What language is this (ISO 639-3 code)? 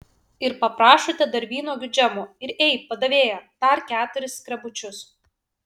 lit